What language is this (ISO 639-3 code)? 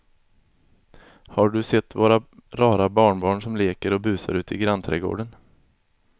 swe